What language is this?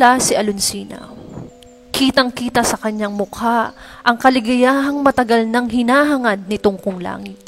Filipino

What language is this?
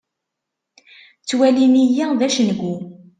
Kabyle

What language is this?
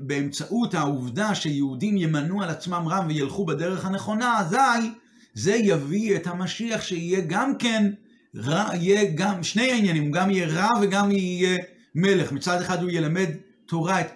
Hebrew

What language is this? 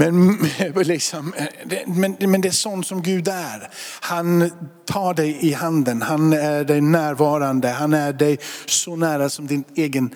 Swedish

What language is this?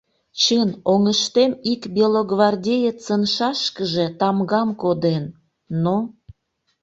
Mari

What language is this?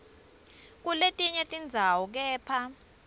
Swati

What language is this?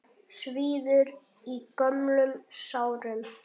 Icelandic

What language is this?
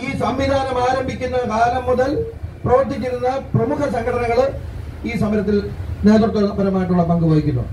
Malayalam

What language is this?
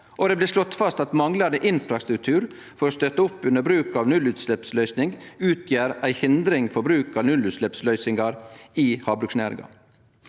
Norwegian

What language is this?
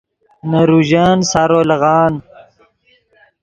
Yidgha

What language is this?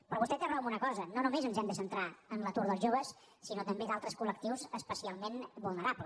Catalan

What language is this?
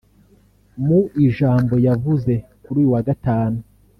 Kinyarwanda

